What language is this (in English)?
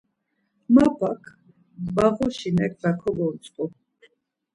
Laz